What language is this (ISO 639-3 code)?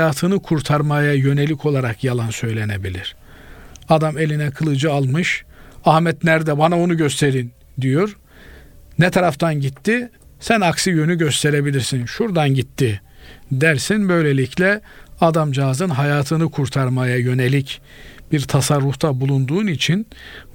tur